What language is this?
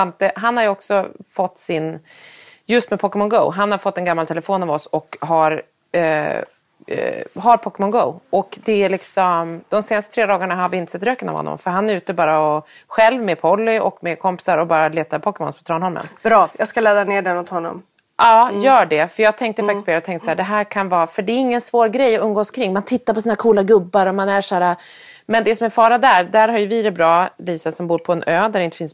Swedish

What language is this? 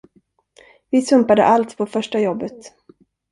Swedish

